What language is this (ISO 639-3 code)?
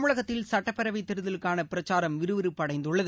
tam